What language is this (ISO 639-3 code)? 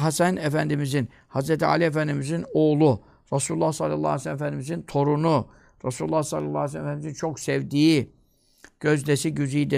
tur